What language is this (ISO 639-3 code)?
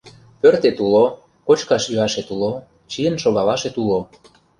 chm